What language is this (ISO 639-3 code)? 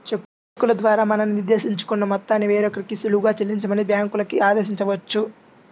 tel